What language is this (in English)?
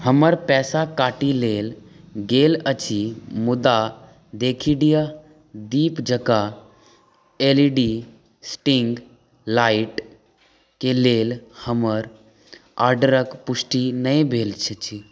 Maithili